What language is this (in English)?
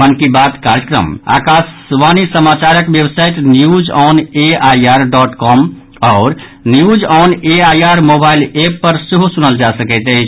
Maithili